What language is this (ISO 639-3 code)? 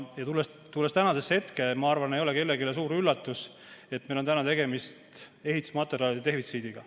est